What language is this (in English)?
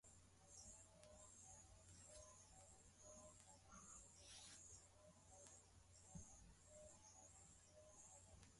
Swahili